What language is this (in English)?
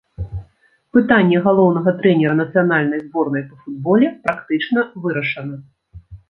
Belarusian